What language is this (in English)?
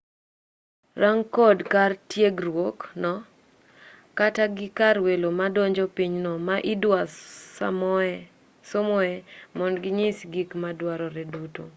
Luo (Kenya and Tanzania)